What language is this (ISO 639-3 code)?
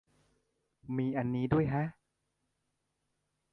tha